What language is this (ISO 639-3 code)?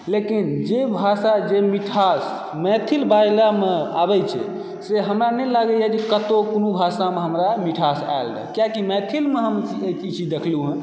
mai